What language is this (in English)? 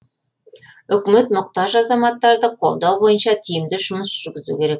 Kazakh